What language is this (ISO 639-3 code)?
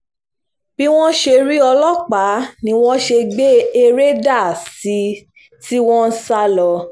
yor